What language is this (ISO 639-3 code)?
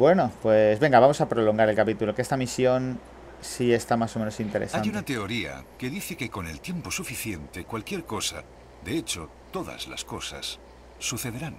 spa